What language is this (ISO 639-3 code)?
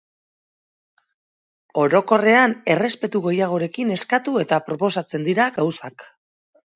eus